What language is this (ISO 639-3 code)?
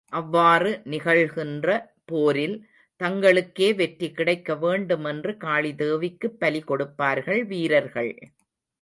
tam